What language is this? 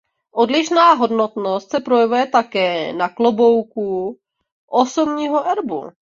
Czech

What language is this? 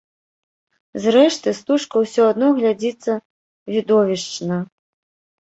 Belarusian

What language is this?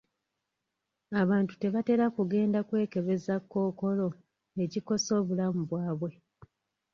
Ganda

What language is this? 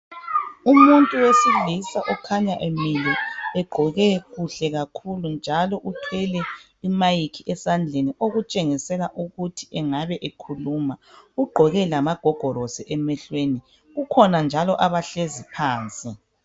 North Ndebele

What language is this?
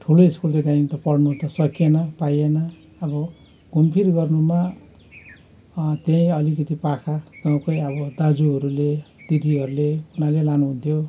Nepali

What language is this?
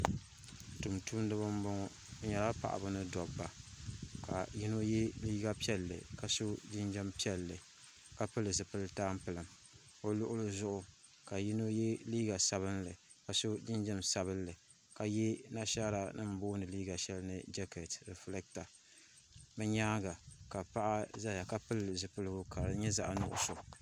Dagbani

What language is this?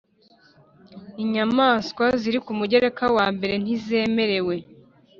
Kinyarwanda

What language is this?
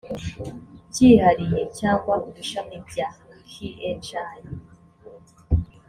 Kinyarwanda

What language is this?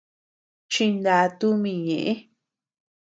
Tepeuxila Cuicatec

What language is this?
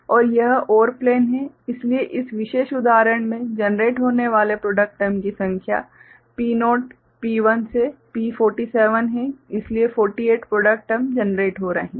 Hindi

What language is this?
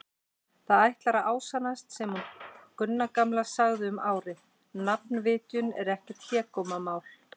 Icelandic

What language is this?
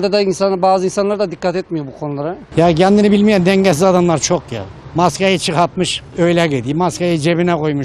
Turkish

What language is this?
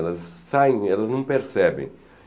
Portuguese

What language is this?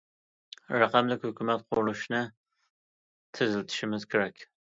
Uyghur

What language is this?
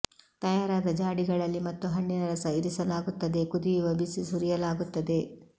Kannada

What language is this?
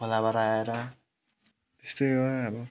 Nepali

